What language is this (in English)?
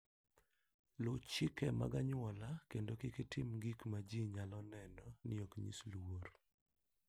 Luo (Kenya and Tanzania)